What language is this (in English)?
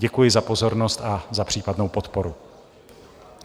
Czech